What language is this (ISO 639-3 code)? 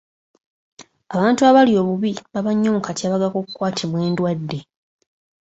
lug